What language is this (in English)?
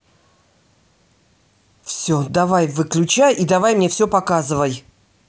Russian